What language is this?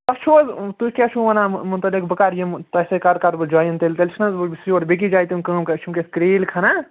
Kashmiri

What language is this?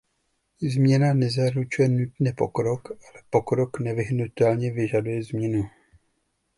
Czech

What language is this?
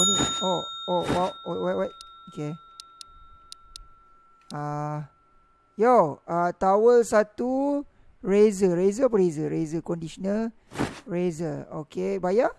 Malay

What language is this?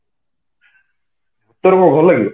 Odia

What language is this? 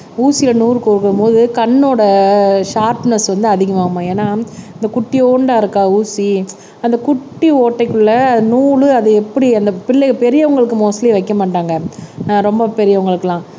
Tamil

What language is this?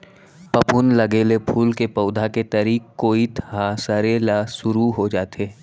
Chhattisgarhi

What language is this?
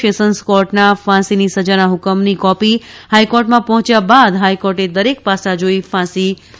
Gujarati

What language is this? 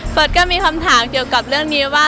Thai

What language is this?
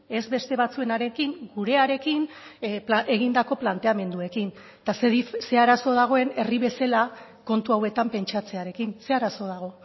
Basque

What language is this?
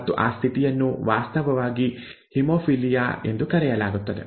Kannada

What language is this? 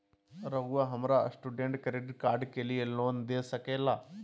Magahi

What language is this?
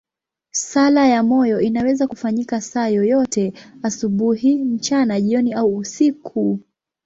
Swahili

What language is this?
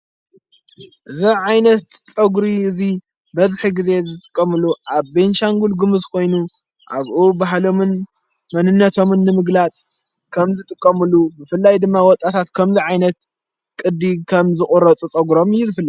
Tigrinya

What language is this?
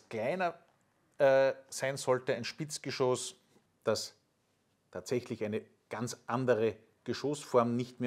German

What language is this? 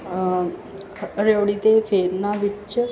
Punjabi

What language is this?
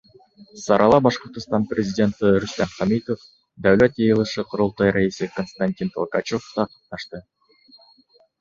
Bashkir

